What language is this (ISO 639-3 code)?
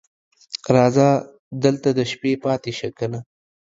pus